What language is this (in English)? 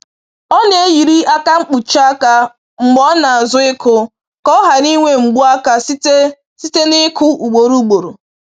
Igbo